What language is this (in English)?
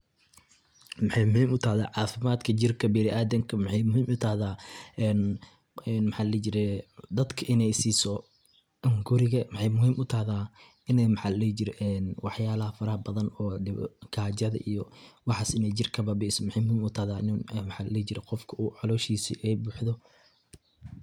Somali